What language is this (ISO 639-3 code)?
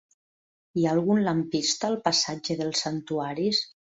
cat